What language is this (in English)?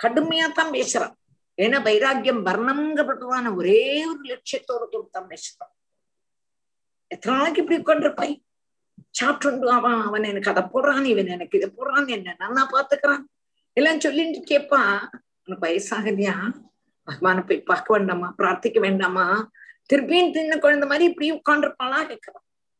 Tamil